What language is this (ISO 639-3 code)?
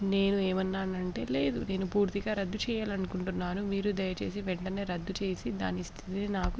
tel